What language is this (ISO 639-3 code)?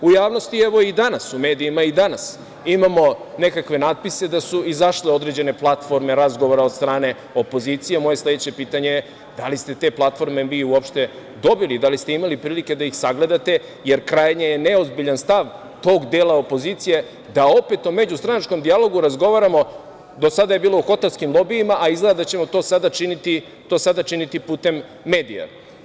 srp